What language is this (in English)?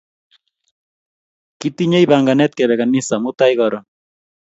Kalenjin